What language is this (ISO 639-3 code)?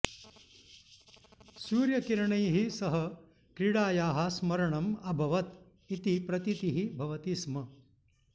san